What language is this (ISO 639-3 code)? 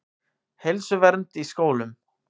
isl